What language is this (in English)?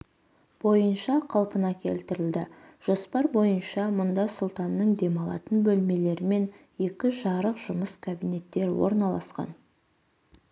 Kazakh